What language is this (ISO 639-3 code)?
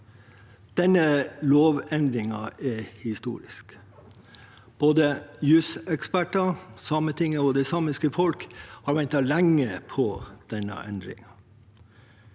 nor